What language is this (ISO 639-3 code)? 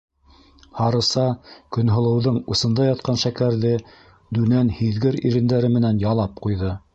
bak